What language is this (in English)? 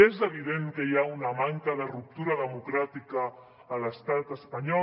Catalan